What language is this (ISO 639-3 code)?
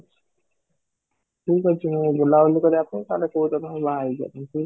ori